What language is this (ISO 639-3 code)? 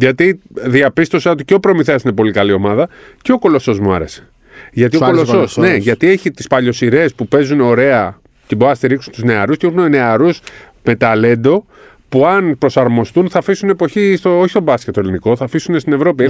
ell